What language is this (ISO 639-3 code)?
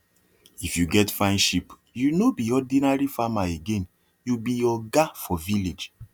pcm